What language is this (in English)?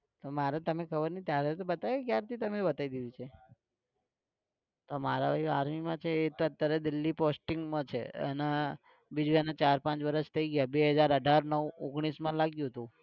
Gujarati